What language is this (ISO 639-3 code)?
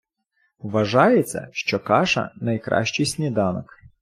ukr